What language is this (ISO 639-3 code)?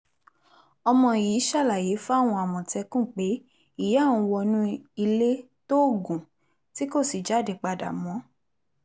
yor